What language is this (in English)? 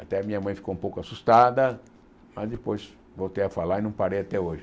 Portuguese